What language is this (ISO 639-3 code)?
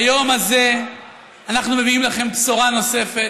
heb